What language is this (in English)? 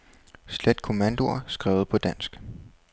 Danish